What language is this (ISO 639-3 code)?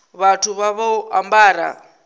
ven